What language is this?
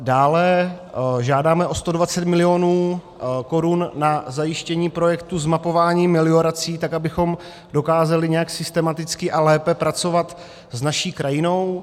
Czech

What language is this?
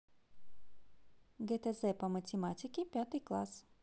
Russian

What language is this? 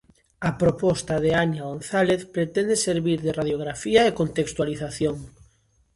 Galician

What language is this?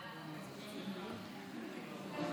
Hebrew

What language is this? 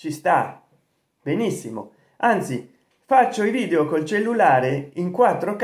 Italian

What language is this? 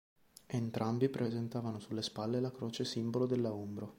Italian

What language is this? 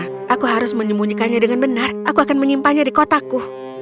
Indonesian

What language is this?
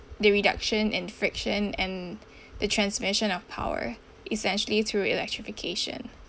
English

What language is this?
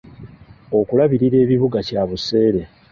Ganda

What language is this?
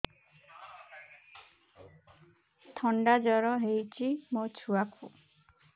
Odia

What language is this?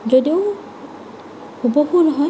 Assamese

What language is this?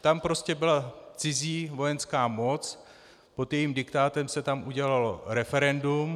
Czech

